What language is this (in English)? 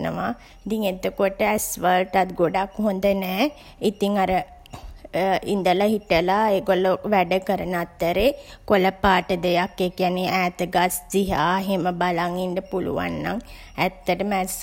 Sinhala